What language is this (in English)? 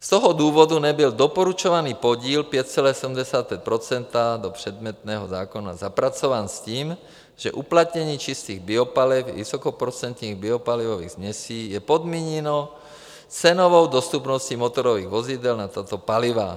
Czech